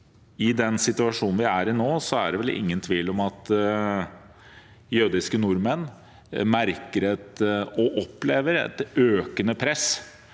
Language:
Norwegian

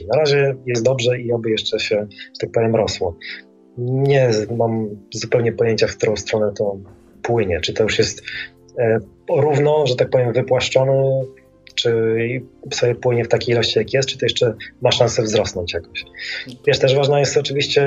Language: Polish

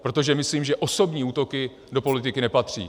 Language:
Czech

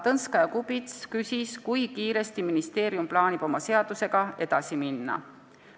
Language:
Estonian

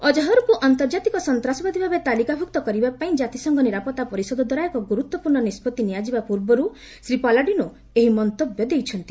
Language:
Odia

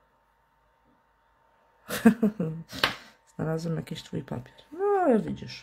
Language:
Polish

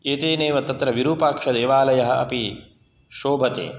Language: Sanskrit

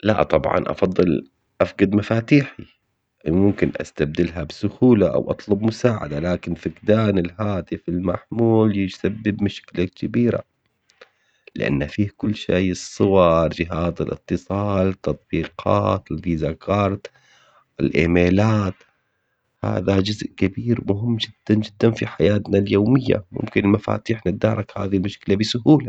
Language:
Omani Arabic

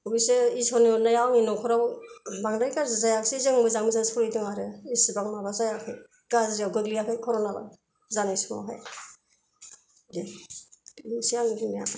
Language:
Bodo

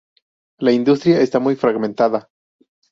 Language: Spanish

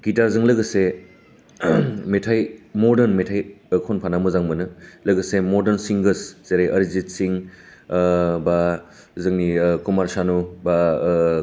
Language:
Bodo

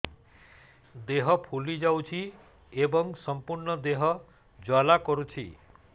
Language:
Odia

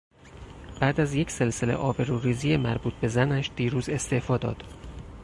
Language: Persian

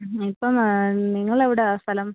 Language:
Malayalam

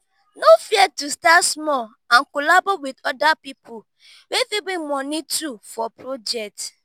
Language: Nigerian Pidgin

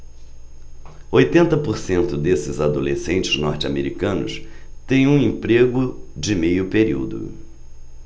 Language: Portuguese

